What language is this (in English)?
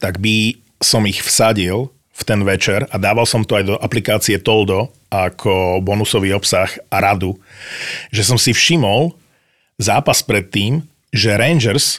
Slovak